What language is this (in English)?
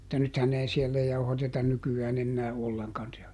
Finnish